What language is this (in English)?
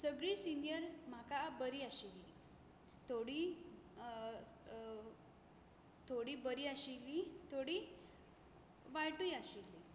Konkani